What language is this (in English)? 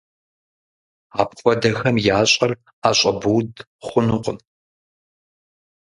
Kabardian